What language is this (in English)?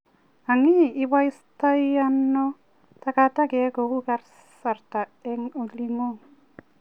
Kalenjin